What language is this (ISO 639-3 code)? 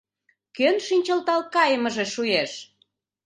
chm